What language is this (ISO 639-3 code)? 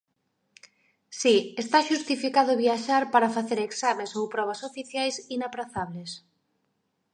glg